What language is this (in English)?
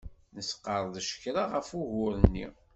Kabyle